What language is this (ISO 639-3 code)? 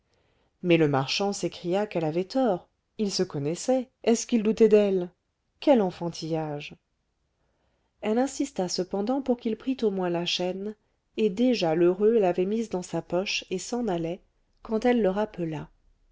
fra